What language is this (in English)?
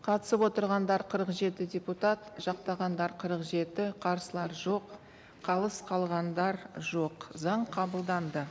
Kazakh